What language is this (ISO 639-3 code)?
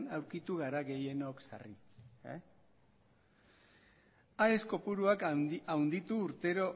eus